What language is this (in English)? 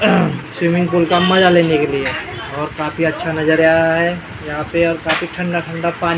Hindi